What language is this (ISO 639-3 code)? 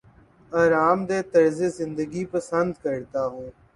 urd